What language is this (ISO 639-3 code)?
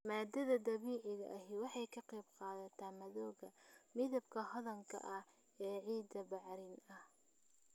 som